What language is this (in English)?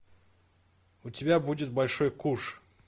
Russian